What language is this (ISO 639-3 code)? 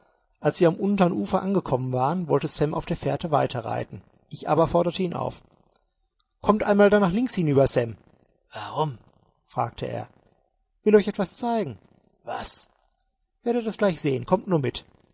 deu